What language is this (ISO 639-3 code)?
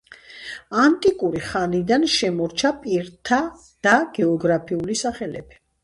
kat